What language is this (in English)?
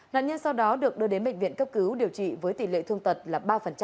Vietnamese